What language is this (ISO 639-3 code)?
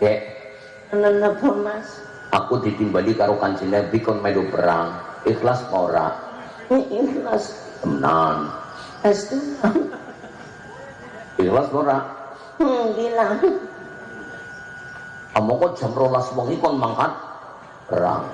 ind